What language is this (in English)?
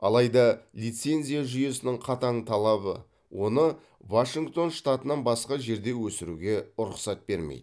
Kazakh